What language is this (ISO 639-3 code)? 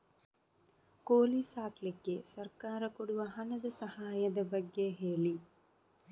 kan